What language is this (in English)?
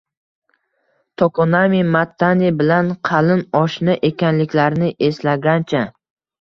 Uzbek